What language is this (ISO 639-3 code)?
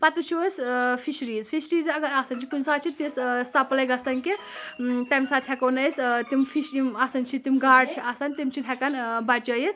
kas